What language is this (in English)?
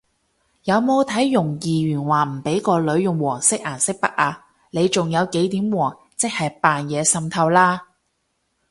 Cantonese